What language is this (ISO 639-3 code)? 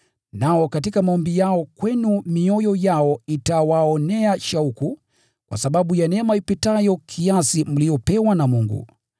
swa